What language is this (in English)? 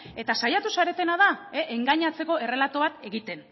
Basque